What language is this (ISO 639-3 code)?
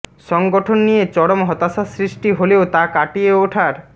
ben